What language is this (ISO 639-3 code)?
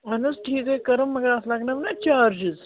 kas